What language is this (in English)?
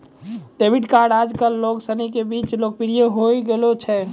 Maithili